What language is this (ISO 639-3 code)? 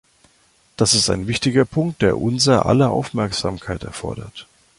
deu